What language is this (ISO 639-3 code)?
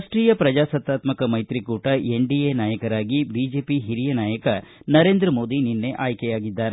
kan